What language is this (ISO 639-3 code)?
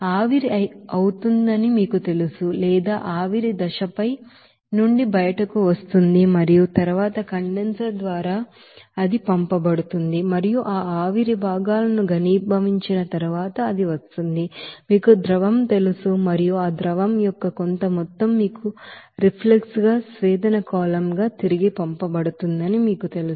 tel